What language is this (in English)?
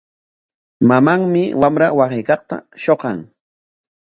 Corongo Ancash Quechua